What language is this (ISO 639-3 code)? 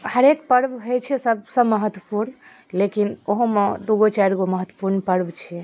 mai